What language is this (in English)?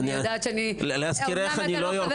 Hebrew